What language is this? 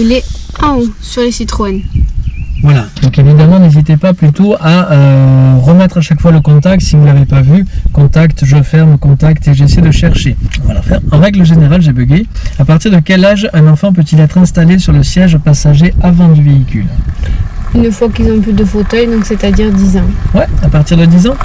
French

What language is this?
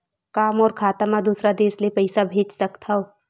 Chhattisgarhi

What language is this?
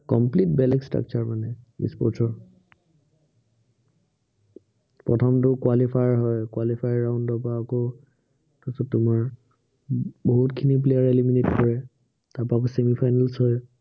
Assamese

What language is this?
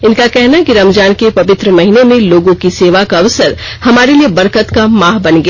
Hindi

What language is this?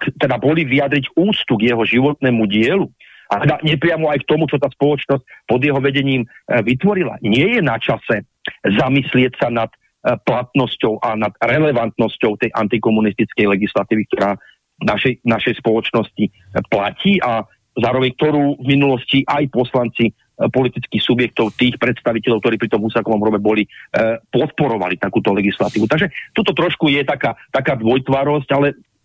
Slovak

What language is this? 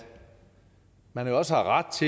Danish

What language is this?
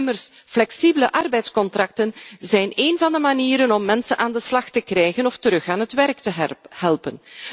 Dutch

